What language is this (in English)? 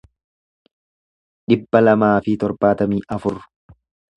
Oromo